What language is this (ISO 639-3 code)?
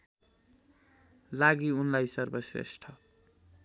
nep